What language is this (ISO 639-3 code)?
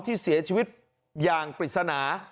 tha